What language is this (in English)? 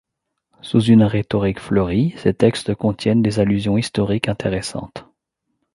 French